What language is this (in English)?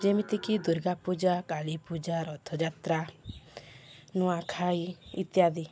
Odia